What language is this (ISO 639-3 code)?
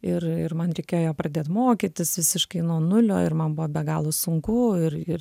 lit